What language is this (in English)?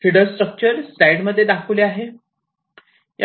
Marathi